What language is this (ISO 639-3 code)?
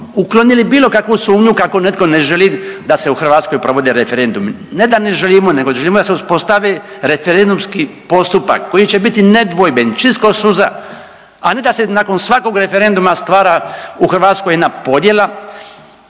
hrv